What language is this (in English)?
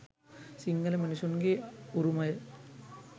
Sinhala